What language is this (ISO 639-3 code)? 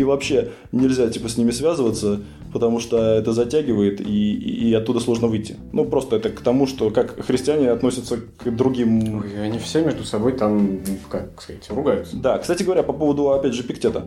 rus